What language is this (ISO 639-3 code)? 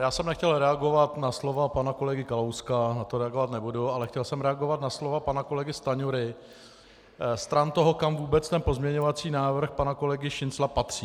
ces